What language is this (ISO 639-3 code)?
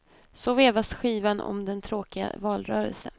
swe